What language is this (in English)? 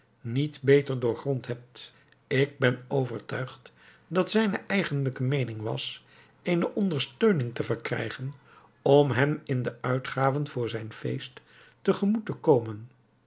Dutch